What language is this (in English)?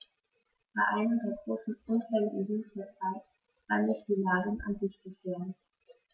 German